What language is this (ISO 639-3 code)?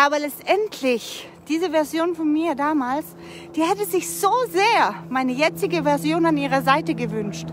deu